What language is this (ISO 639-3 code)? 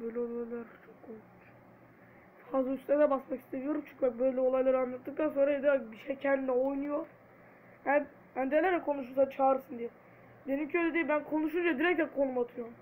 tur